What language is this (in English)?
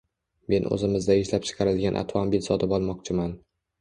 Uzbek